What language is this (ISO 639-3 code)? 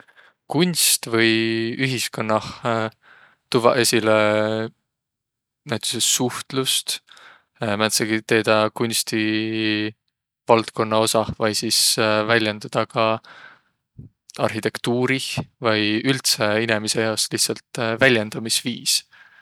vro